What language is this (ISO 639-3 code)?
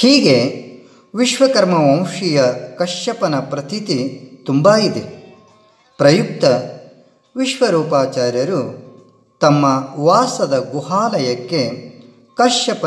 kan